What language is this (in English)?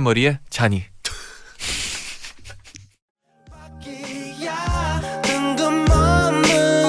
Korean